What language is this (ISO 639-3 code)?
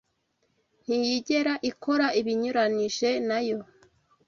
kin